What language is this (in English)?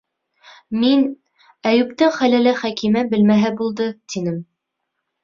Bashkir